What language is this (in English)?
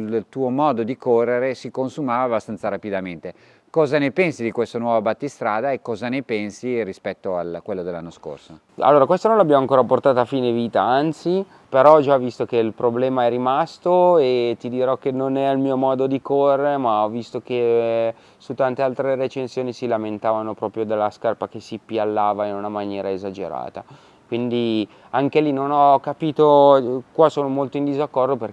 Italian